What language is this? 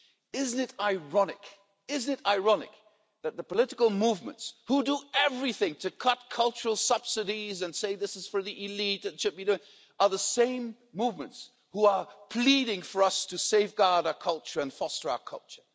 English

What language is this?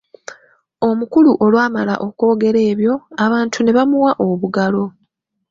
Ganda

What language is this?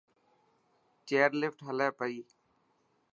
Dhatki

